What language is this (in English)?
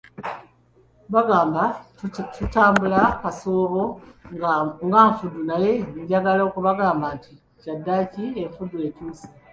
Ganda